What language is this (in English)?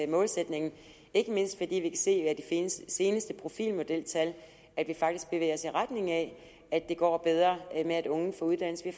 Danish